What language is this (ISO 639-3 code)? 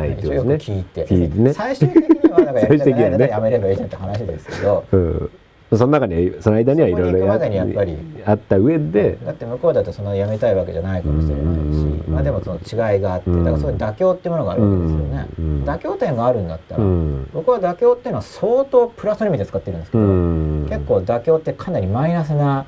jpn